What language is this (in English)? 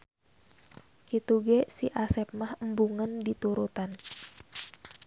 Sundanese